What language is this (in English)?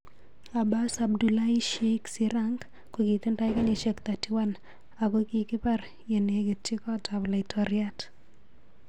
Kalenjin